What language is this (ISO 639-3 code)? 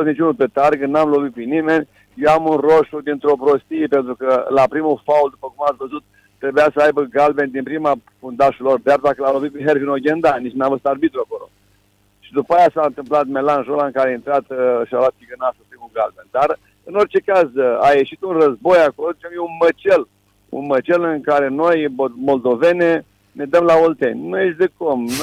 ron